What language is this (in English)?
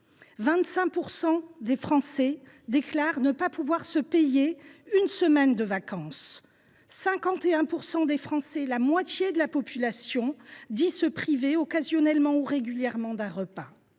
French